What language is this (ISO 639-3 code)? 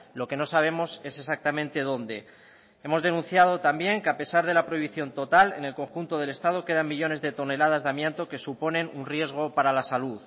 spa